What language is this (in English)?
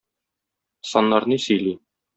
Tatar